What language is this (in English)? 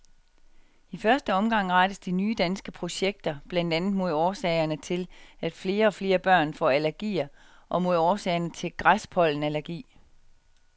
Danish